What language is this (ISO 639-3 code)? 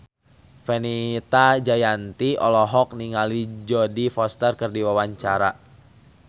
sun